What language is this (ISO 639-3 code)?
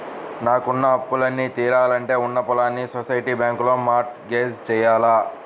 tel